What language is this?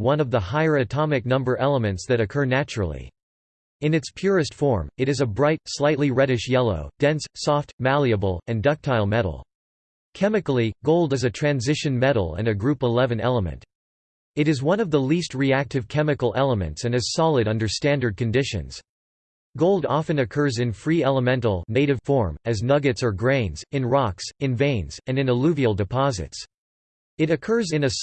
English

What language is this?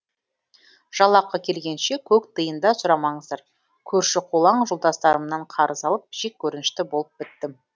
Kazakh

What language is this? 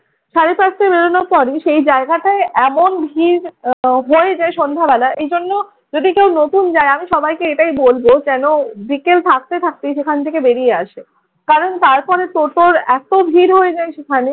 Bangla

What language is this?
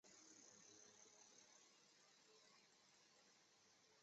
Chinese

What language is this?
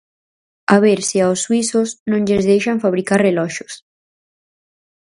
Galician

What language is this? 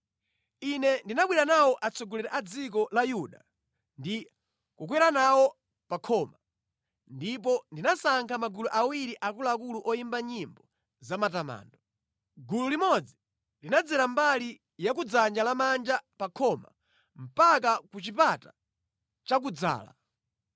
Nyanja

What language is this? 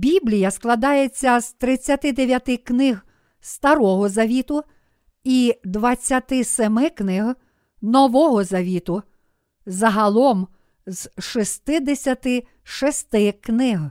Ukrainian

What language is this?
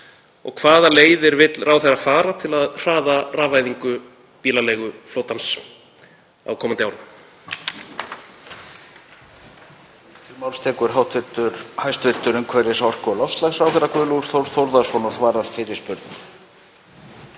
Icelandic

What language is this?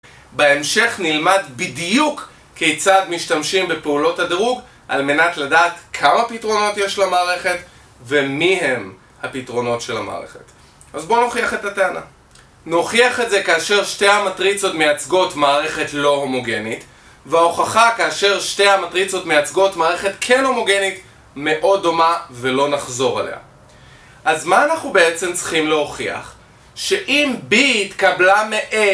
Hebrew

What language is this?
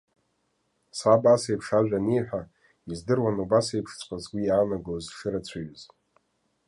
Abkhazian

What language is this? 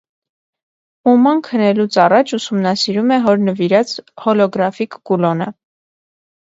Armenian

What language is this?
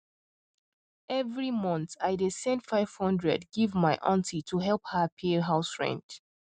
Nigerian Pidgin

